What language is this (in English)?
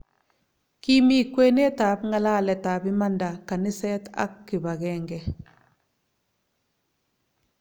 Kalenjin